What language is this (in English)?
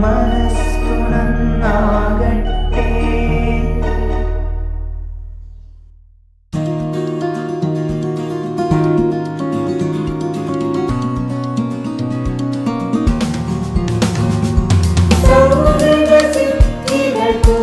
Dutch